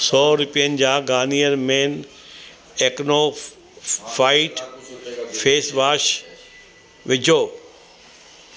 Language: Sindhi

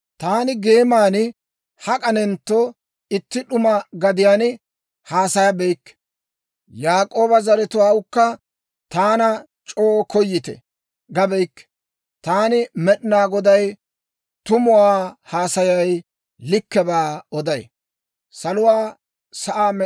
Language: Dawro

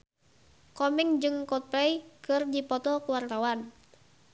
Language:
Sundanese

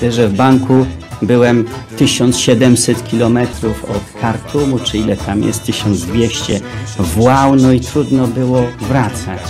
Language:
Polish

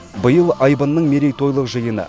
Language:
Kazakh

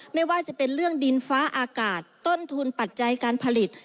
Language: Thai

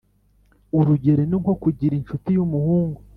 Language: Kinyarwanda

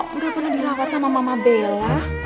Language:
Indonesian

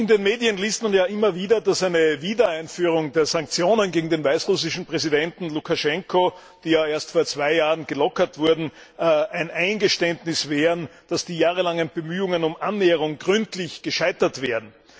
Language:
German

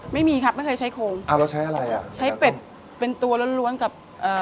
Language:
Thai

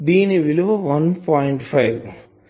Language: Telugu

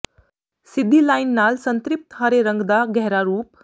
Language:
Punjabi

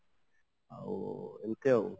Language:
Odia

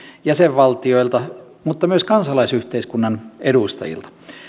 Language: Finnish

